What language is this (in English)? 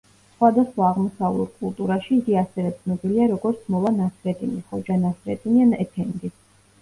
Georgian